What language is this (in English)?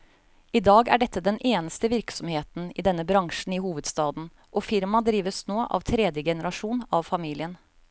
Norwegian